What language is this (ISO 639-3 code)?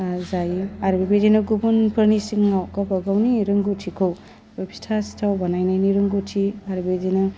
brx